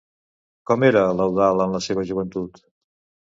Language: Catalan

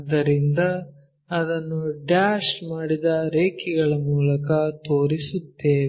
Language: Kannada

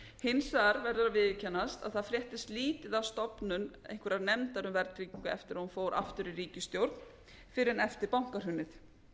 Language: Icelandic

